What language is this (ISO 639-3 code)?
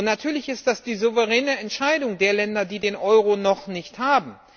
deu